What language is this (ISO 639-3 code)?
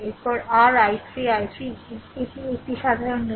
ben